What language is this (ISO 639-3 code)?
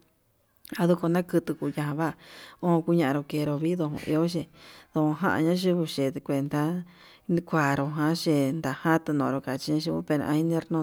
mab